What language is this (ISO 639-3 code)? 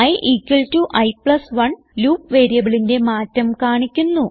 mal